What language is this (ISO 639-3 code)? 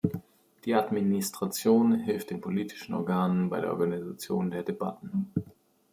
deu